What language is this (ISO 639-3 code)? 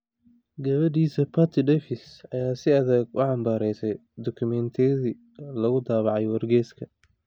som